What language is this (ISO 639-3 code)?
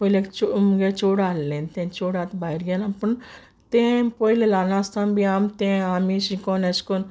kok